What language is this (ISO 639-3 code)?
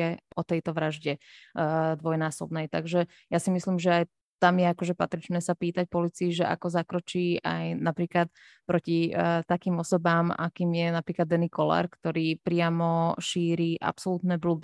slk